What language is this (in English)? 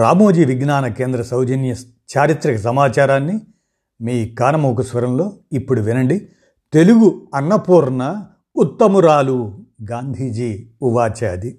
Telugu